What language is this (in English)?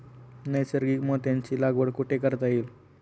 Marathi